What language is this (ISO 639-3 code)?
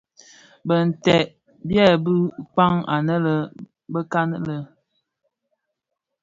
ksf